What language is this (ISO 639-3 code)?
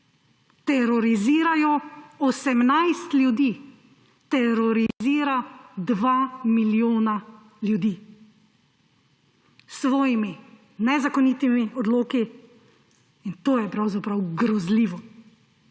slv